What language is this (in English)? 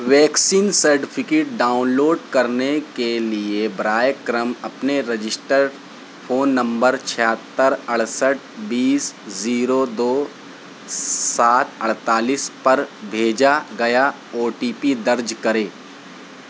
Urdu